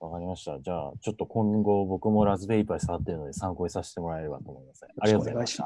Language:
Japanese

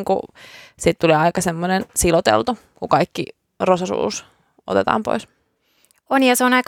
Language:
Finnish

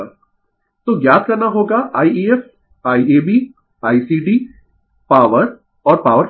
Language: Hindi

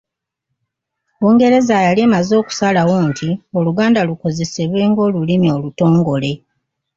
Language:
Ganda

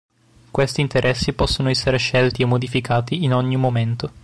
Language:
Italian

